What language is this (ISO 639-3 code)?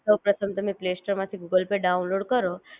guj